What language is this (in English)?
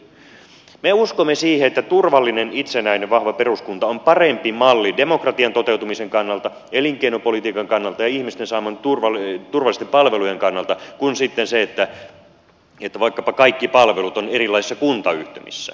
Finnish